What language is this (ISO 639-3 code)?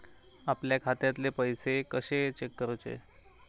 mar